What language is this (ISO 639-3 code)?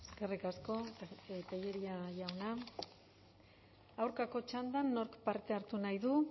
eus